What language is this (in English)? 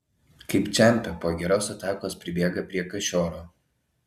Lithuanian